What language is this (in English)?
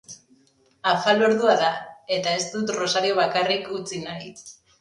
Basque